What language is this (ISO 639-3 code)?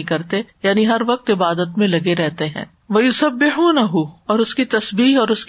urd